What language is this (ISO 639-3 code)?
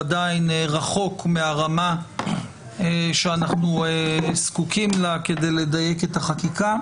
heb